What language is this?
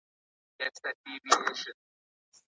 Pashto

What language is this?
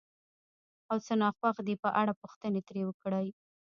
Pashto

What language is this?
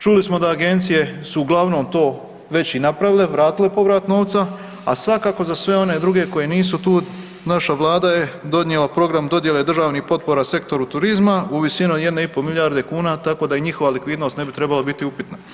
Croatian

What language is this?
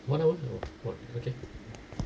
English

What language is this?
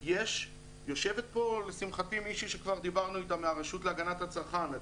Hebrew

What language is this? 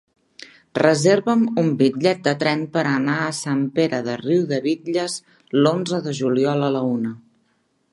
Catalan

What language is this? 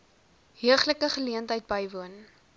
Afrikaans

